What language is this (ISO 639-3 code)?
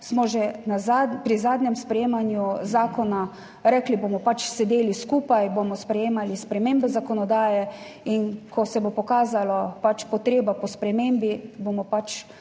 slv